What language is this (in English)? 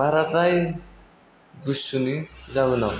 Bodo